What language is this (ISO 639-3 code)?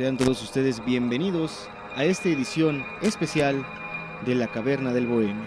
spa